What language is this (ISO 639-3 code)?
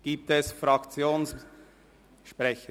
gsw